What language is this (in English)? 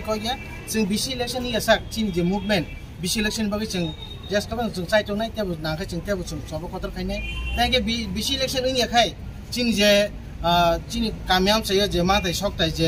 Thai